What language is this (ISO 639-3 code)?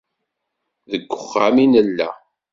kab